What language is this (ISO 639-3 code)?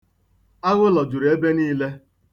ibo